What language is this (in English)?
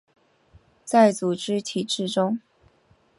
Chinese